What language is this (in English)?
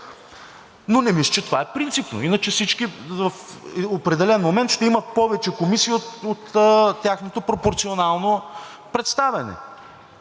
Bulgarian